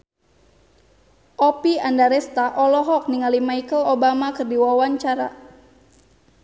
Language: Sundanese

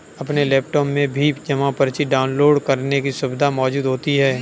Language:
Hindi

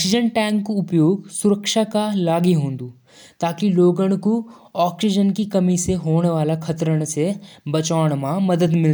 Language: Jaunsari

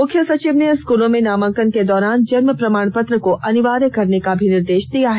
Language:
Hindi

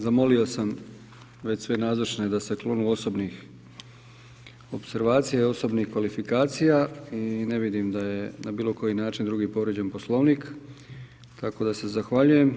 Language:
Croatian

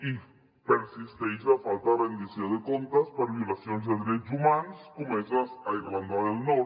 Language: Catalan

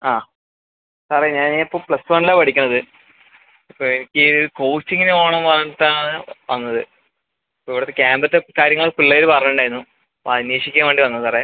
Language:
Malayalam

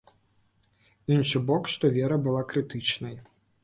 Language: Belarusian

